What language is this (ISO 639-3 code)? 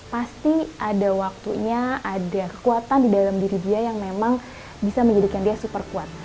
ind